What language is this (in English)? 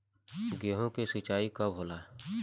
Bhojpuri